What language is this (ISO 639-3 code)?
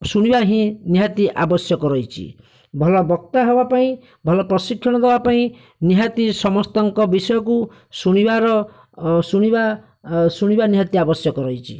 ori